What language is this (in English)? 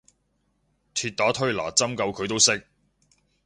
Cantonese